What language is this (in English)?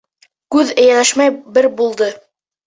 Bashkir